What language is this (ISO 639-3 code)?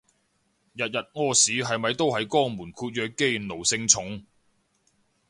yue